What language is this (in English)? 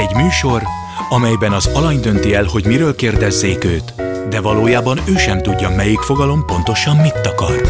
Hungarian